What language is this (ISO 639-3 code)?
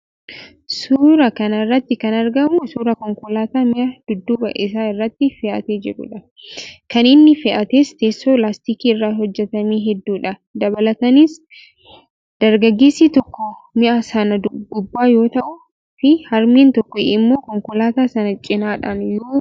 orm